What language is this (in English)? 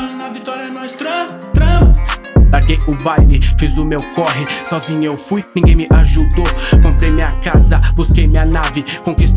Portuguese